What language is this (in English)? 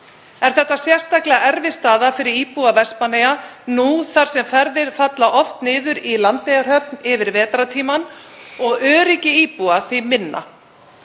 Icelandic